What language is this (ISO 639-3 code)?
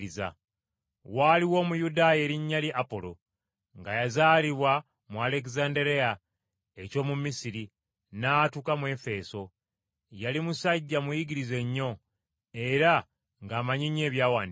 lug